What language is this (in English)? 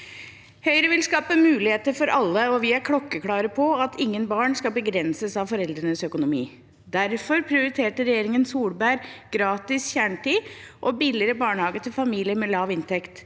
Norwegian